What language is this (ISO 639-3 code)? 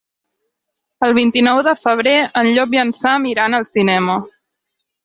cat